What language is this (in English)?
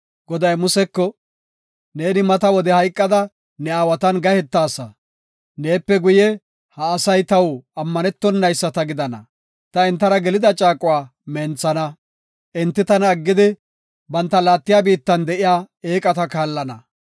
Gofa